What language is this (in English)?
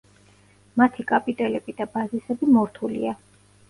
Georgian